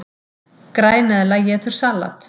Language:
Icelandic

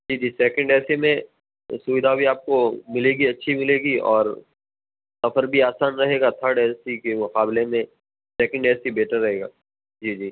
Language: Urdu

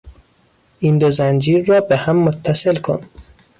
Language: Persian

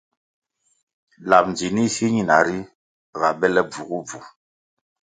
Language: Kwasio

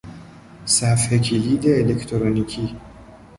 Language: Persian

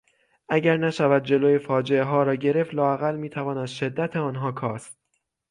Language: Persian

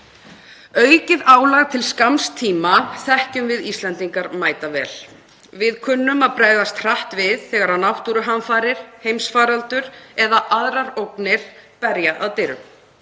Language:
Icelandic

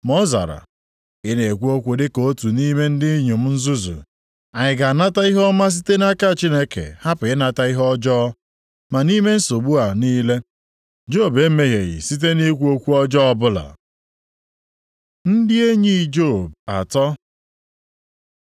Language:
Igbo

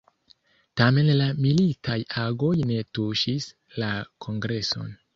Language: Esperanto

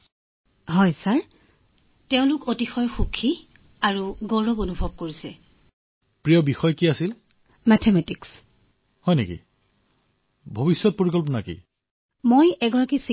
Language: Assamese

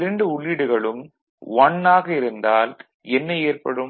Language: Tamil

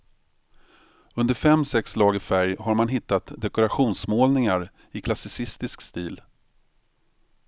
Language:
Swedish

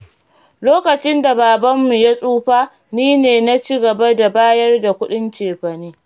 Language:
Hausa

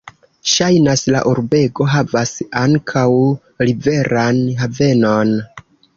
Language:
Esperanto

